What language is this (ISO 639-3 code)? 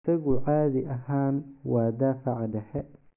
som